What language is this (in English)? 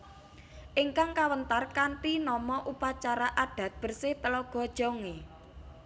Javanese